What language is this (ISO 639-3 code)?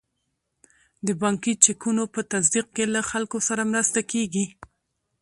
pus